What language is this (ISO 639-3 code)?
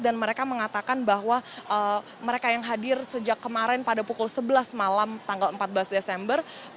ind